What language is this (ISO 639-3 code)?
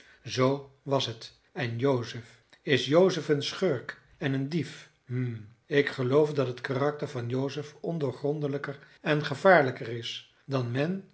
nld